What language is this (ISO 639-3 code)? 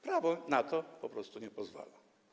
pol